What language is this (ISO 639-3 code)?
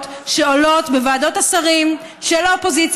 heb